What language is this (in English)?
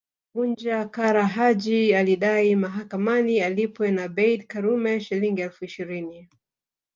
Swahili